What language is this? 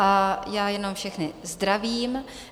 Czech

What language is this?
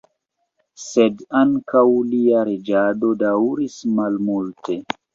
Esperanto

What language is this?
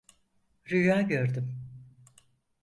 Turkish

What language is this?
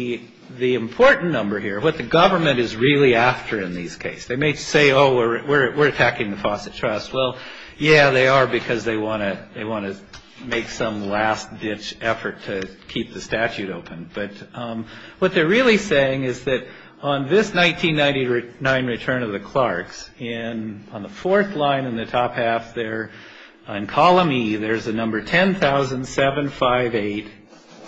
English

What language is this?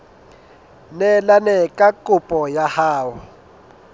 Southern Sotho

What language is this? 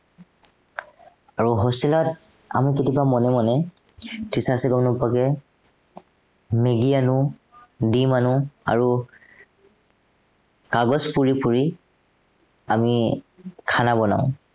Assamese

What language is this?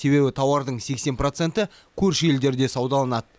Kazakh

